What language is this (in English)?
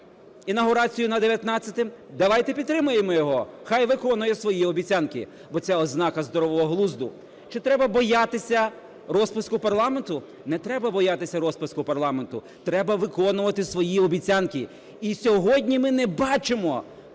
Ukrainian